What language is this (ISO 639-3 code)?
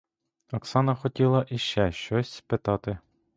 ukr